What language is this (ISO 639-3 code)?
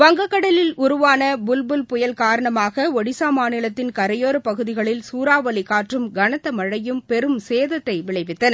tam